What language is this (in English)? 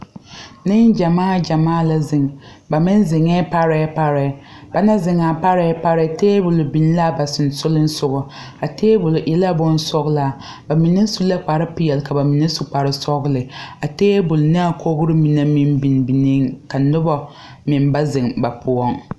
Southern Dagaare